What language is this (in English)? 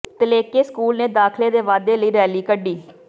Punjabi